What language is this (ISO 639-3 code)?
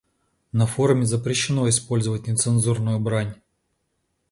rus